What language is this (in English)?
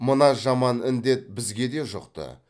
Kazakh